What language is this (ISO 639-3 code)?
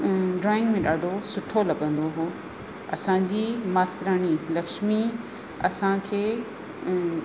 snd